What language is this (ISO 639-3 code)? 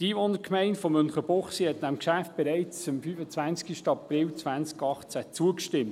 gsw